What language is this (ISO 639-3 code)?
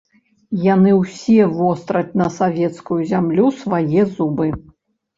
bel